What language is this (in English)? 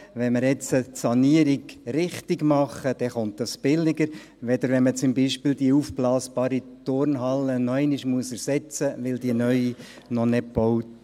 Swiss German